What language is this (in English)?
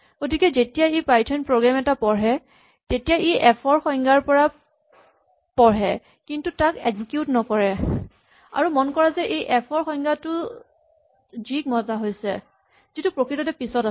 Assamese